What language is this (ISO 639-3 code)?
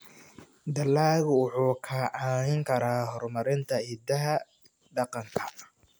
som